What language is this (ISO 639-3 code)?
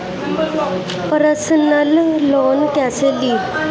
bho